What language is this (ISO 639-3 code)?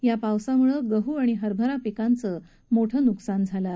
mar